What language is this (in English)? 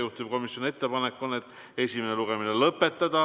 Estonian